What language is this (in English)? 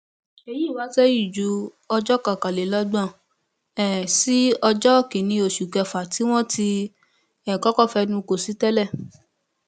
Yoruba